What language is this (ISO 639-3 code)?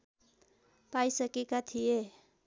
nep